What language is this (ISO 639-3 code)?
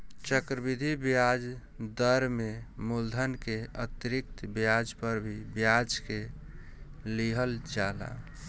bho